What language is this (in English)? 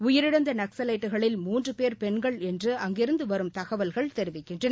Tamil